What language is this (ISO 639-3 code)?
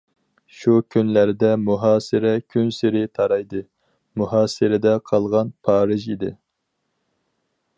uig